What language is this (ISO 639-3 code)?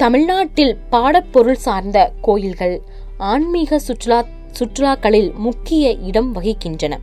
tam